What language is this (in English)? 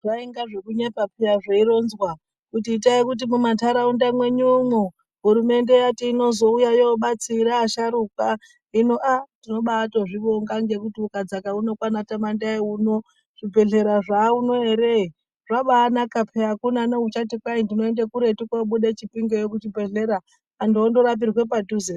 Ndau